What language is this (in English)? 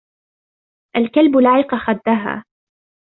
Arabic